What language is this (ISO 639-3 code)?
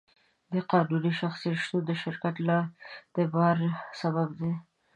pus